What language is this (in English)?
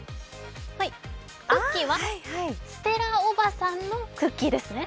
Japanese